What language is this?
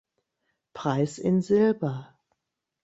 German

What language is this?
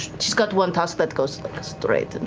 English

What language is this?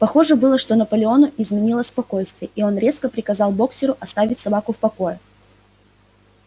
Russian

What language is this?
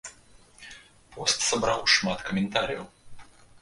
Belarusian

